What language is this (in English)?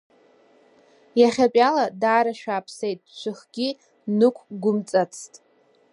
Abkhazian